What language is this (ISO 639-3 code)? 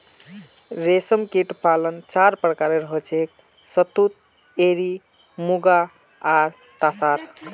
mag